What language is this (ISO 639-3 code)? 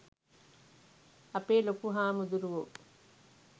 sin